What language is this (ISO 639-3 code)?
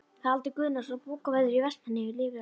isl